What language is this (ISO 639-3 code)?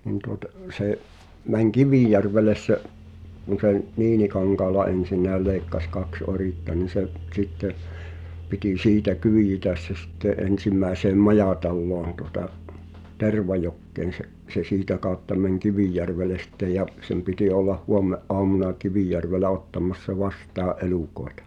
fin